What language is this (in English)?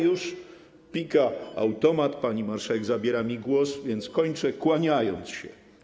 Polish